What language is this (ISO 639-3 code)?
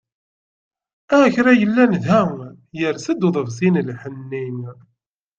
kab